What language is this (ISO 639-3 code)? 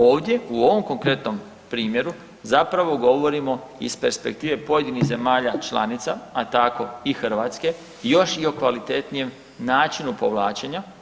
hrv